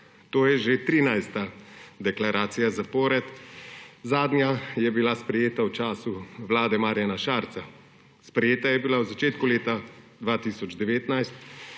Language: Slovenian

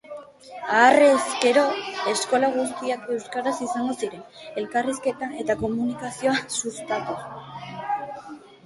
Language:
Basque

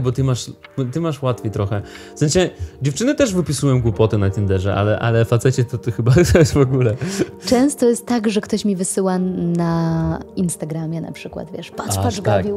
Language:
Polish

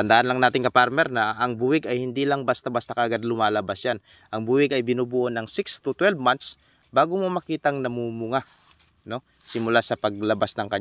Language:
Filipino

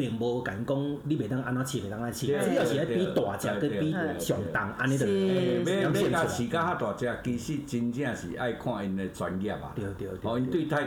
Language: Chinese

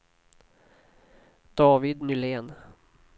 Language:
Swedish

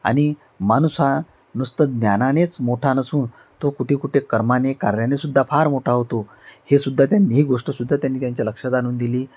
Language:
Marathi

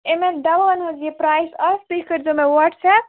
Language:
Kashmiri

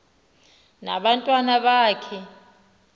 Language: Xhosa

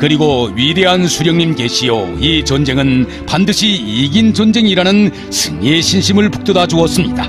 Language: Korean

